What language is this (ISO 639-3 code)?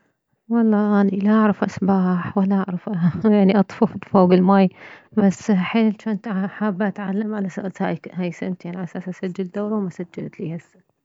acm